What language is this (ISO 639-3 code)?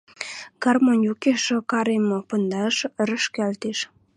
mrj